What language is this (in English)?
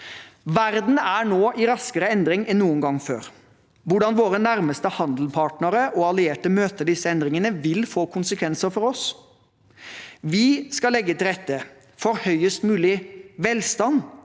Norwegian